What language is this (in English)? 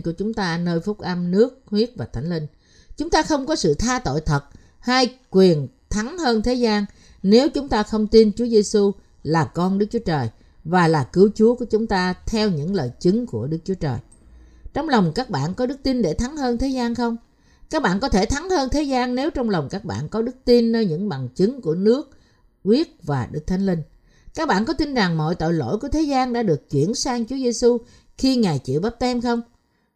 Vietnamese